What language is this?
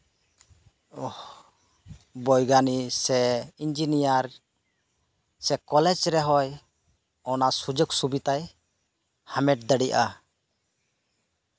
Santali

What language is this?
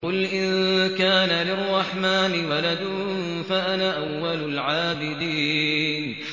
Arabic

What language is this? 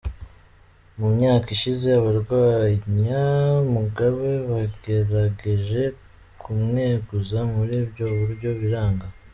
Kinyarwanda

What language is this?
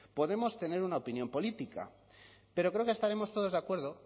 Spanish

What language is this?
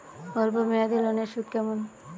Bangla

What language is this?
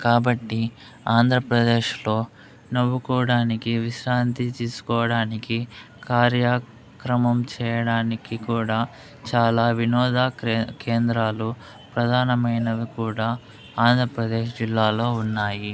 Telugu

